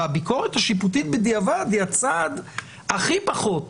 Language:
Hebrew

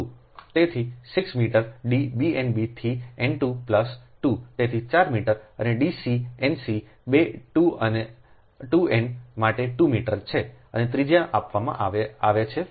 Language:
Gujarati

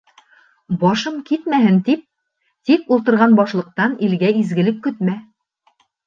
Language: Bashkir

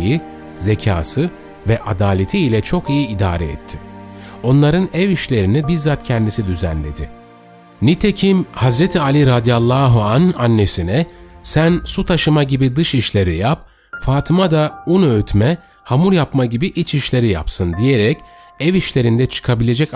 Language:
Turkish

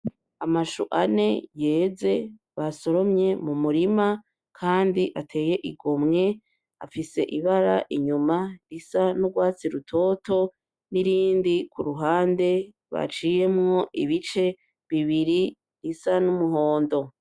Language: Rundi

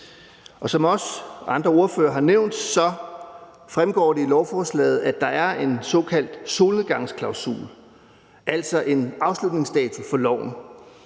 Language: Danish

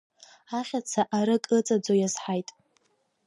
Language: Abkhazian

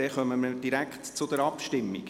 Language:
Swiss German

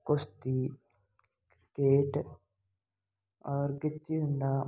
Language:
Hindi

